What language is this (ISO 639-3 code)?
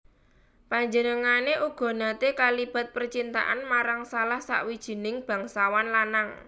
jav